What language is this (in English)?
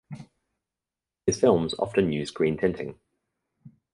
English